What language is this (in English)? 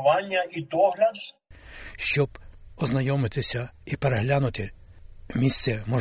Ukrainian